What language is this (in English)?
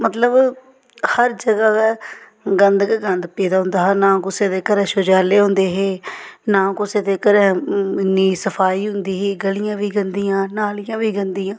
Dogri